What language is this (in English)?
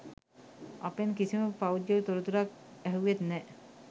Sinhala